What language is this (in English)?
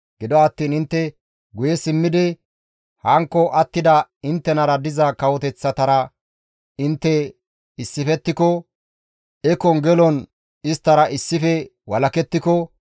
Gamo